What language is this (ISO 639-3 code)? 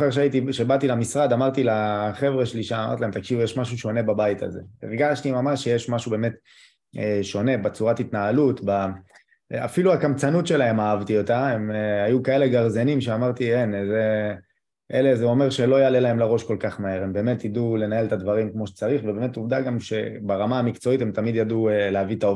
heb